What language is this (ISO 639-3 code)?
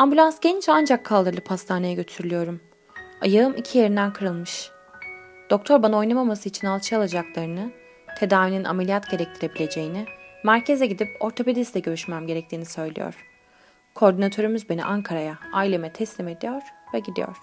tur